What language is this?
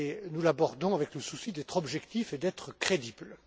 French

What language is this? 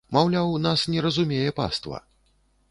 Belarusian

